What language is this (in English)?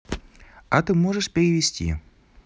Russian